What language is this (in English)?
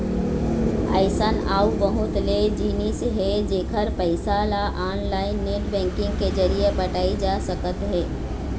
Chhattisgarhi